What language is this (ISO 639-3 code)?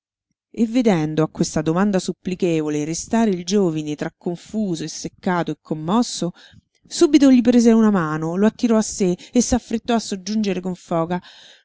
ita